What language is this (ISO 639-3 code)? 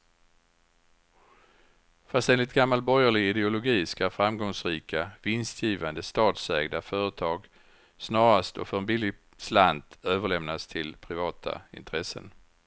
swe